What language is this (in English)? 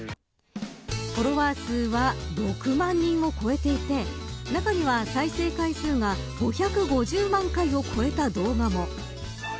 Japanese